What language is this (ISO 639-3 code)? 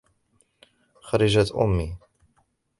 ara